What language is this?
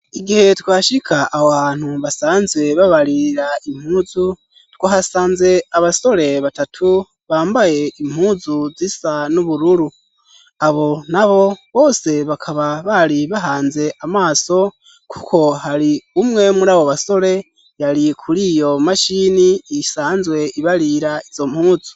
Rundi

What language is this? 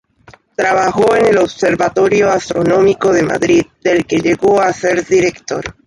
Spanish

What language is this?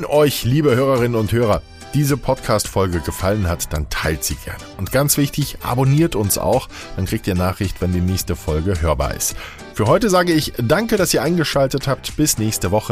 German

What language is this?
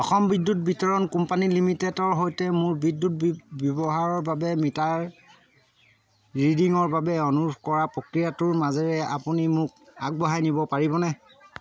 Assamese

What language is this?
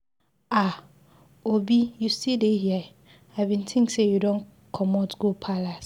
Nigerian Pidgin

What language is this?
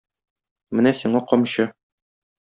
Tatar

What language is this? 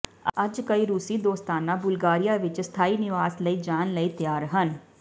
Punjabi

